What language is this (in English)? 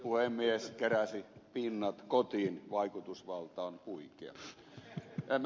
Finnish